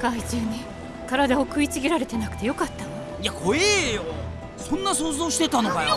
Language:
Japanese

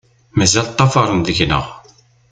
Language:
Kabyle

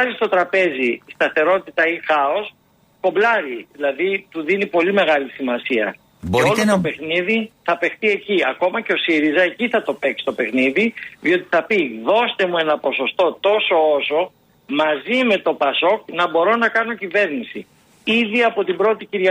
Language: Greek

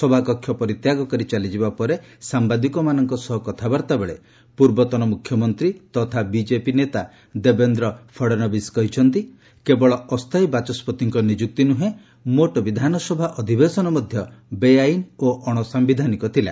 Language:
Odia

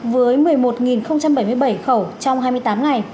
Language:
Vietnamese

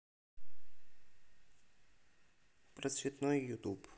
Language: Russian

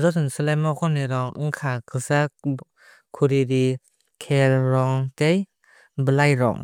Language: Kok Borok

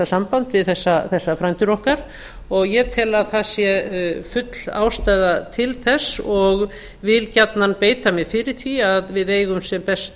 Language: Icelandic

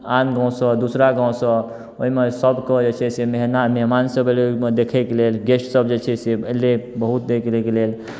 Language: Maithili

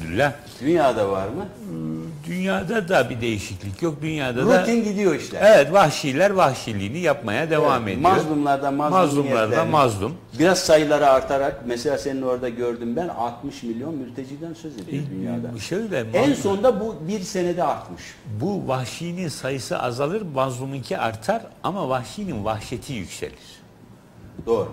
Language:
Turkish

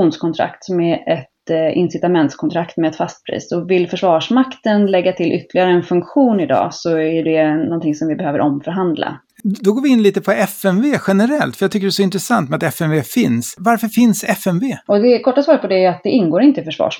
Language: Swedish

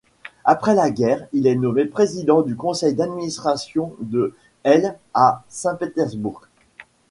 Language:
French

